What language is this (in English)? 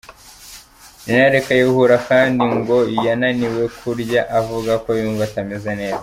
Kinyarwanda